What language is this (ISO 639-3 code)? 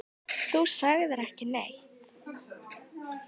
isl